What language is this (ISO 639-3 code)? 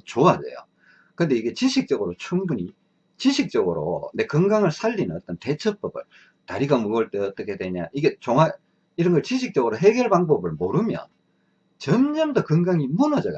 kor